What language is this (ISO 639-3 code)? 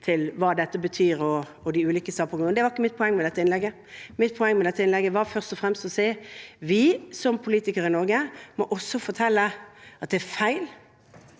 nor